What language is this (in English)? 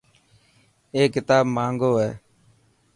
Dhatki